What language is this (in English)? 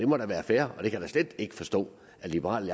Danish